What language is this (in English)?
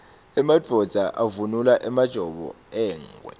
Swati